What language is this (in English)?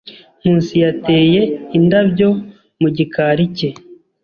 Kinyarwanda